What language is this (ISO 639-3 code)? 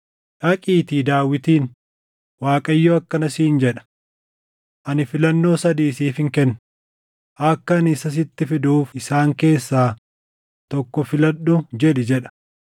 orm